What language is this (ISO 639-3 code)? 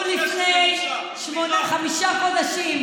heb